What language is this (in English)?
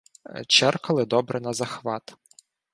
Ukrainian